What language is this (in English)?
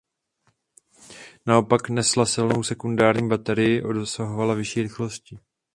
Czech